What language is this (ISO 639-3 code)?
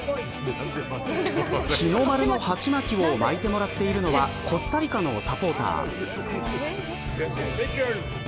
jpn